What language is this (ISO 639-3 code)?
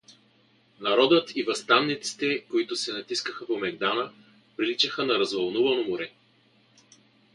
bul